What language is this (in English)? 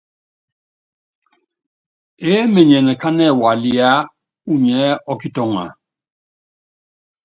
Yangben